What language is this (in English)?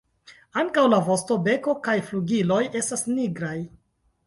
Esperanto